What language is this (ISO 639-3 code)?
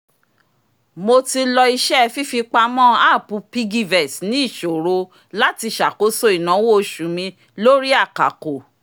yor